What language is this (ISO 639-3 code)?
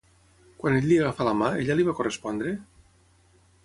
cat